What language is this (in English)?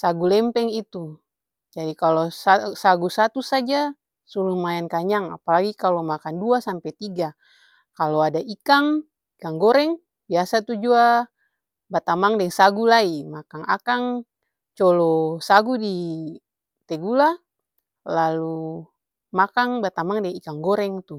Ambonese Malay